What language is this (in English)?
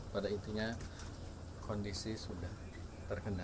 Indonesian